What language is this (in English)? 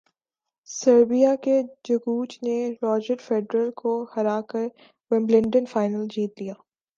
Urdu